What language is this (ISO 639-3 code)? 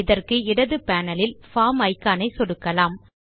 tam